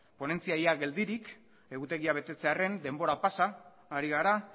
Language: Basque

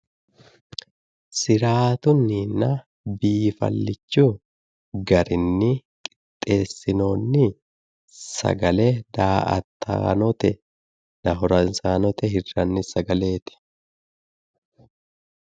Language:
Sidamo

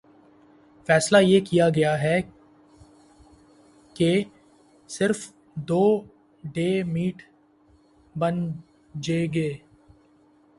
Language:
Urdu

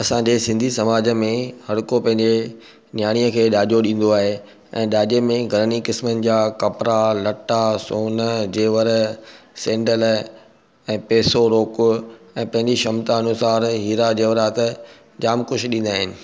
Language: Sindhi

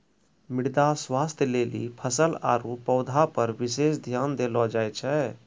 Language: Maithili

